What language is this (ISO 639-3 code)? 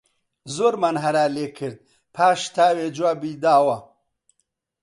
ckb